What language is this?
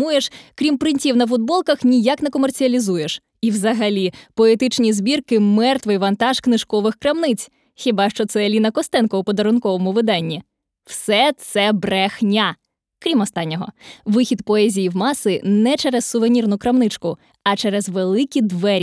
Ukrainian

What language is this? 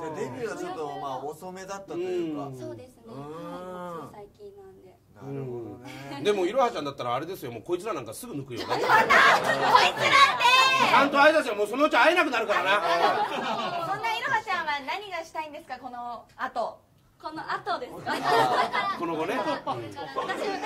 Japanese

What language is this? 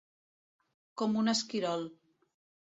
Catalan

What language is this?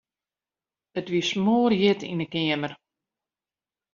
Western Frisian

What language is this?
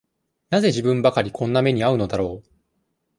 Japanese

